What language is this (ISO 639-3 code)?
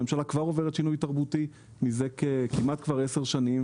heb